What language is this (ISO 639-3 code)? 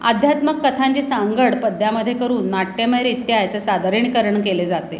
mar